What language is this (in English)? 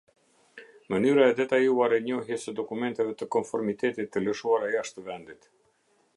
Albanian